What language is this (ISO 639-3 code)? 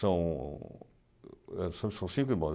por